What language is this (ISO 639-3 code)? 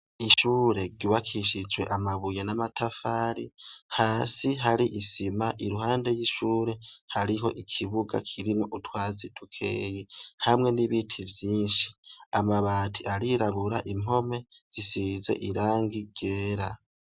run